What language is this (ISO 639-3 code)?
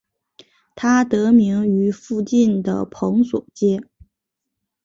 zho